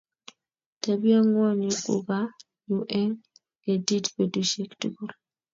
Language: Kalenjin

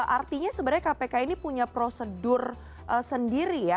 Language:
Indonesian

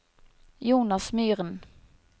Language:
Norwegian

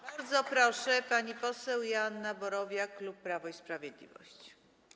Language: Polish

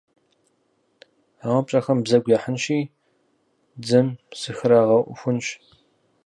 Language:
Kabardian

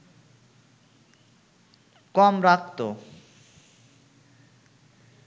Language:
Bangla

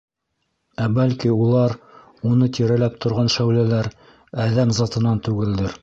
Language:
Bashkir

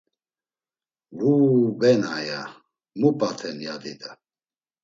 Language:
Laz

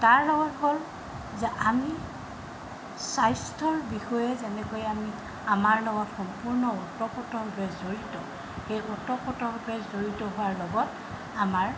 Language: Assamese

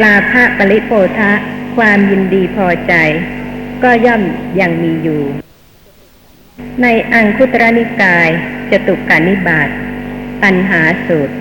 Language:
Thai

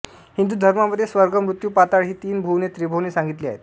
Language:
Marathi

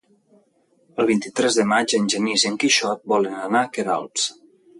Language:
Catalan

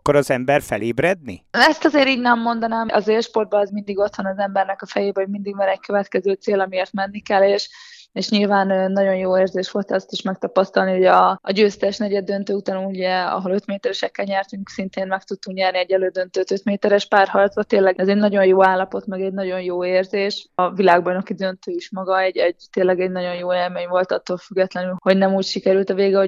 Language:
Hungarian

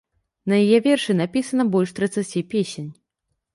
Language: Belarusian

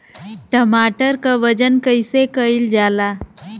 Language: Bhojpuri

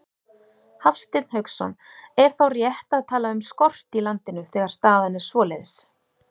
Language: Icelandic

